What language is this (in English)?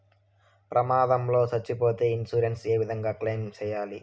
Telugu